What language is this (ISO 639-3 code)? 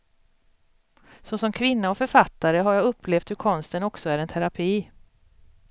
swe